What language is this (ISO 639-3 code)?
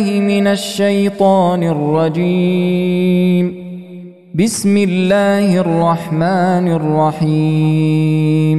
ara